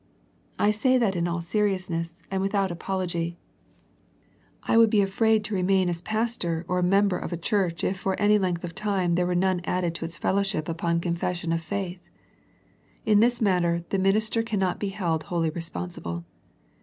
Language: English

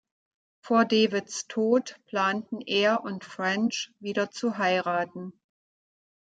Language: German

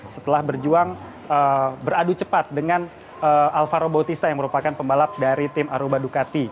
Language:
Indonesian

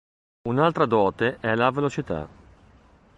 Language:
Italian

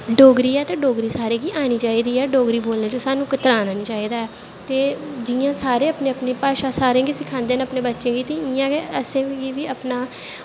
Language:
Dogri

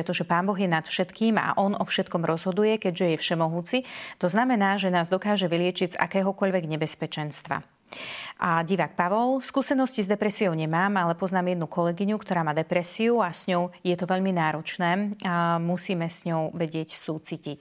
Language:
Slovak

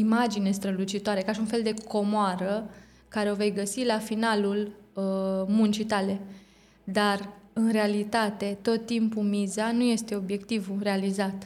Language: Romanian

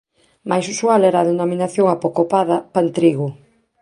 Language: Galician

